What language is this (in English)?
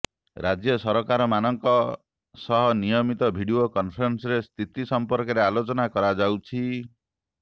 Odia